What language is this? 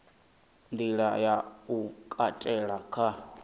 Venda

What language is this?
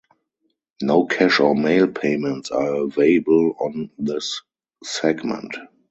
English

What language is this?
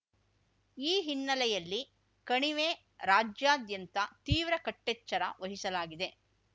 Kannada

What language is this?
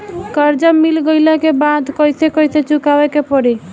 Bhojpuri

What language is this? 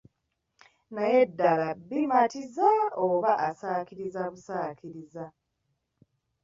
Ganda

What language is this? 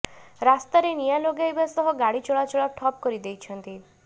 Odia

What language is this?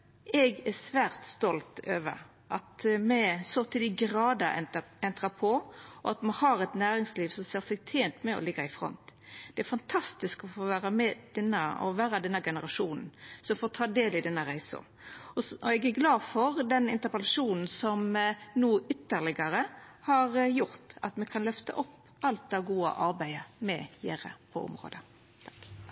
Norwegian Nynorsk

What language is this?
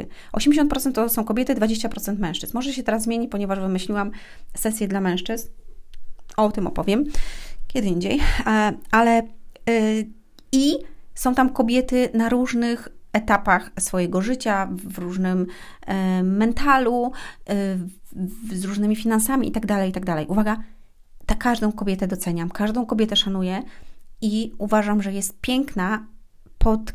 Polish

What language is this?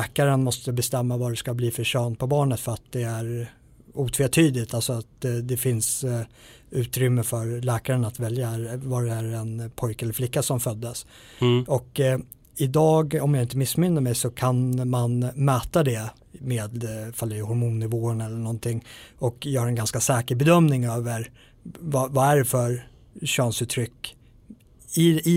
Swedish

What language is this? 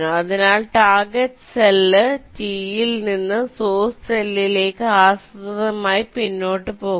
Malayalam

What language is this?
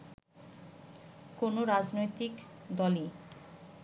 Bangla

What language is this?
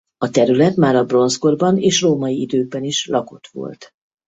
Hungarian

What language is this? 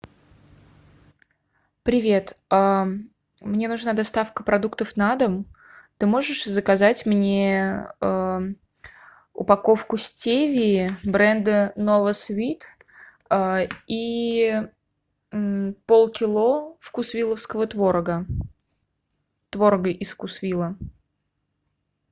Russian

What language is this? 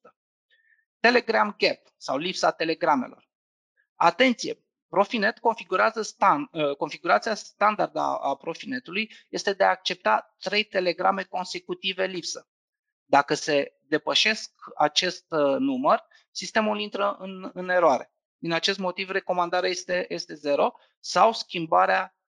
Romanian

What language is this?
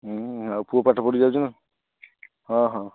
Odia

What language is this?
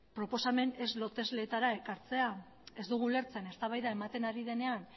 Basque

